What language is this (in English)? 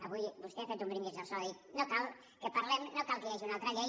Catalan